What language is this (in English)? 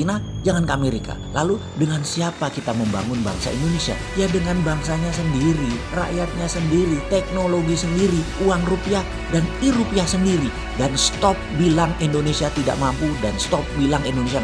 Indonesian